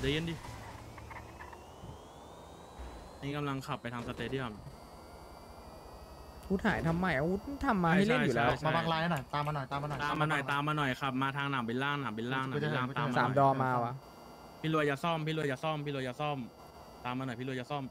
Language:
Thai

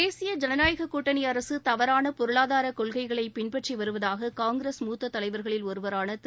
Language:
Tamil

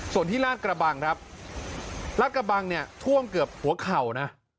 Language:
Thai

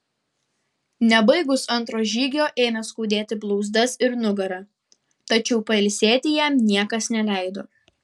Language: Lithuanian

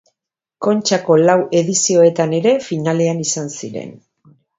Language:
Basque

